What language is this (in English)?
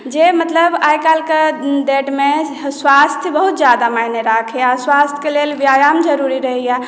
Maithili